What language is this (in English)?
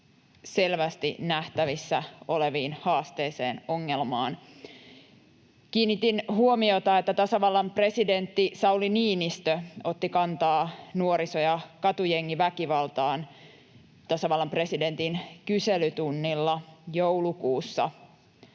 Finnish